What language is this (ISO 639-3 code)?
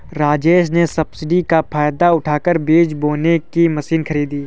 hin